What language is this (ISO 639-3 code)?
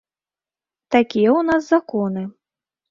bel